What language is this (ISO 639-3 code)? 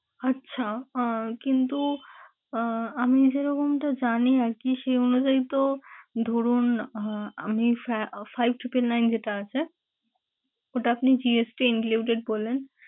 ben